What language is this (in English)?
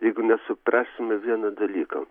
Lithuanian